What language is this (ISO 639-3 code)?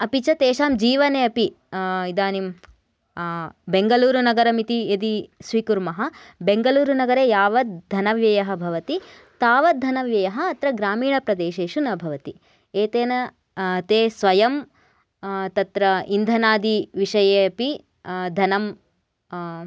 san